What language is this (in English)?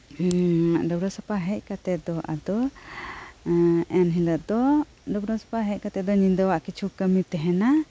Santali